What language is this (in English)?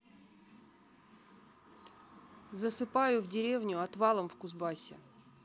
Russian